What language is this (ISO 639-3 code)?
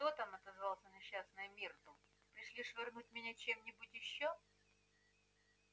rus